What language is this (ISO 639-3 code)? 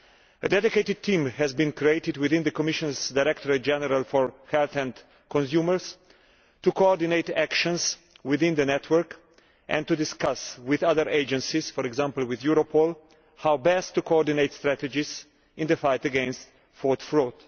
eng